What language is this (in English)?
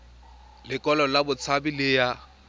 Tswana